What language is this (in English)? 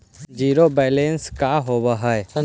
Magahi